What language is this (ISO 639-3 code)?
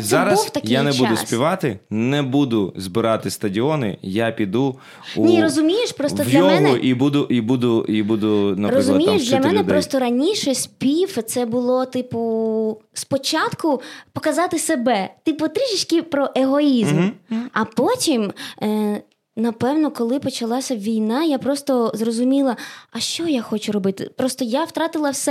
ukr